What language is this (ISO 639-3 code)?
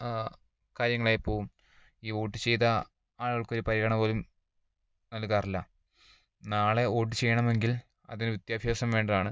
mal